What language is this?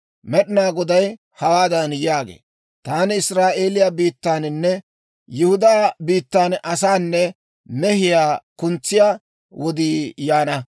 Dawro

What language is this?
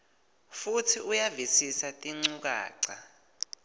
Swati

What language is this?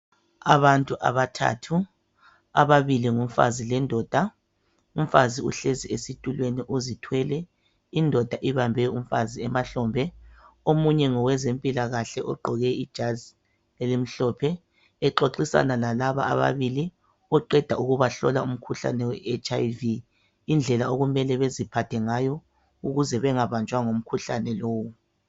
North Ndebele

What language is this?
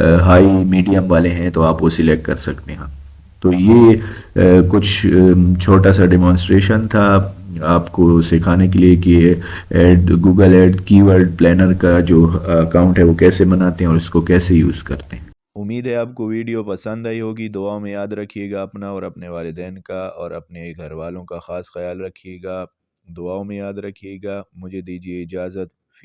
Urdu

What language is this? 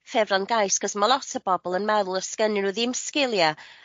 Welsh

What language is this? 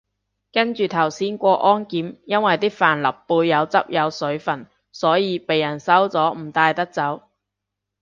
Cantonese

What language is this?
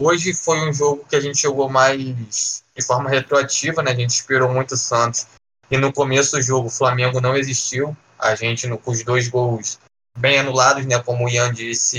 Portuguese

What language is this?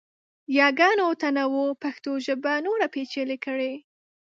Pashto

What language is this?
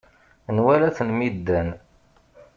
Kabyle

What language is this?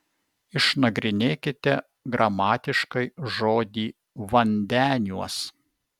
Lithuanian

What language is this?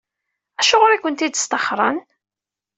Kabyle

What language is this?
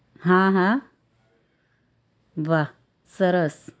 Gujarati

